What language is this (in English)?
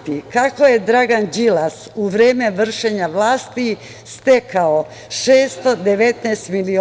Serbian